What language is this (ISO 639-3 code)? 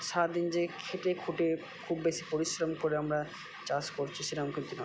ben